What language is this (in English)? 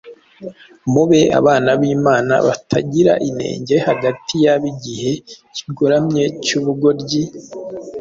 Kinyarwanda